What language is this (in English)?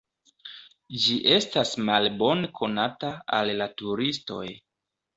Esperanto